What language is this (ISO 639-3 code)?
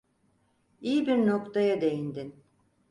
tur